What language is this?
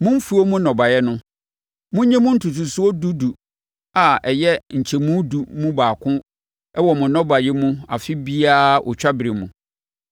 Akan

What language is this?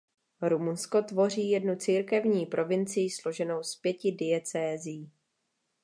Czech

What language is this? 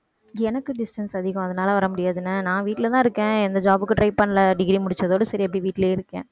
Tamil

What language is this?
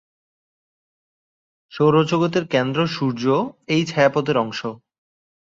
Bangla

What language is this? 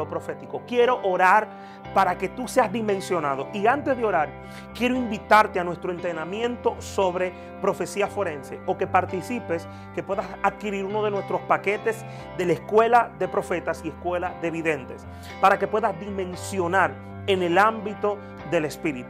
Spanish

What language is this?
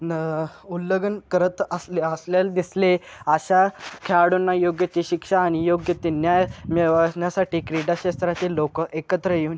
Marathi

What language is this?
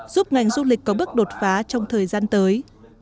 Vietnamese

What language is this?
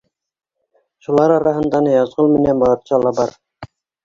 Bashkir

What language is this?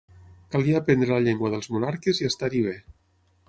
Catalan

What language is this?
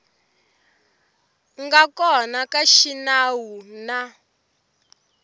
Tsonga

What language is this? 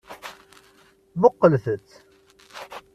Kabyle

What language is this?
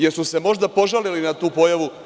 Serbian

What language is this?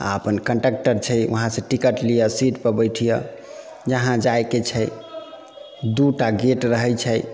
Maithili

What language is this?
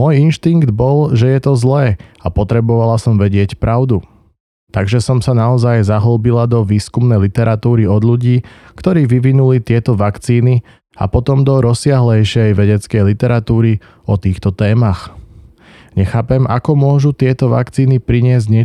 Slovak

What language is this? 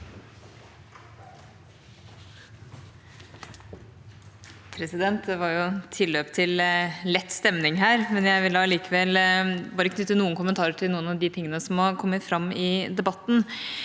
Norwegian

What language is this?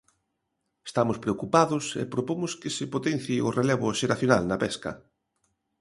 Galician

